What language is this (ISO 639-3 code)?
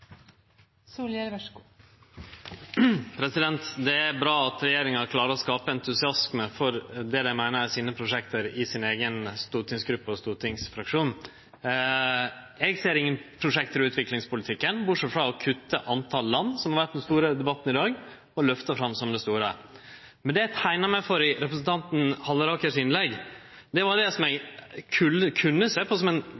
nno